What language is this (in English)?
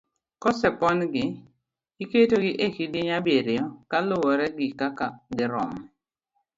Luo (Kenya and Tanzania)